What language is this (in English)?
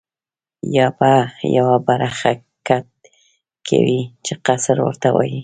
Pashto